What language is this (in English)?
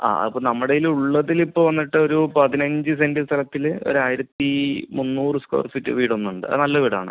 Malayalam